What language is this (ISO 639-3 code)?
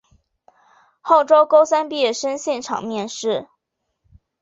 zho